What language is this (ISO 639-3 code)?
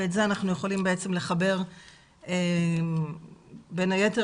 heb